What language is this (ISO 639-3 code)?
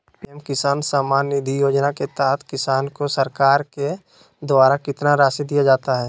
mag